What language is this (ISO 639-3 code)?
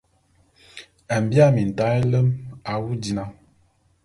bum